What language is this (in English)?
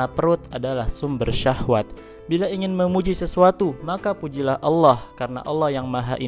Indonesian